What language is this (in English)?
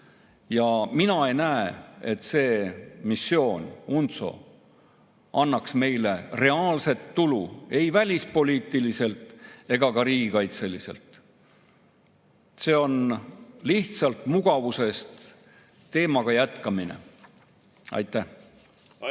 Estonian